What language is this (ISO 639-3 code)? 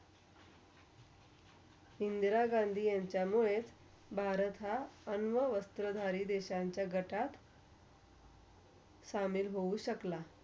mar